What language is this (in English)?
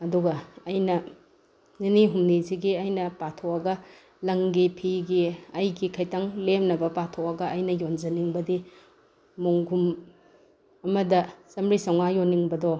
Manipuri